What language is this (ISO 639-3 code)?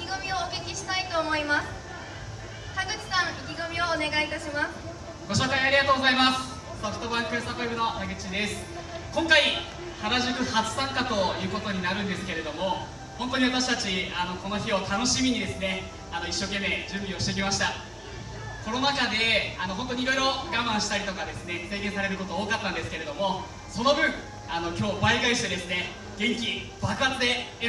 jpn